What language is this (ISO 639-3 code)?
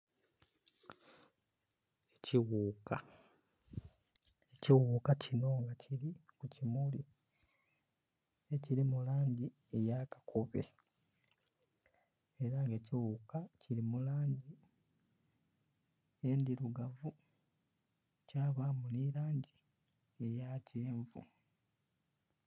xog